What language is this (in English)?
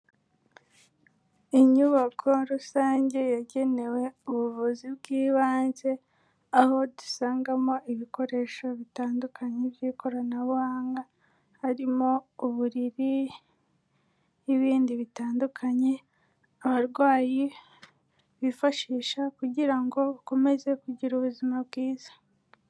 Kinyarwanda